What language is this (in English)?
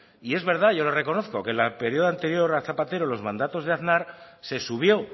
Spanish